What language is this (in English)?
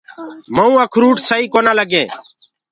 Gurgula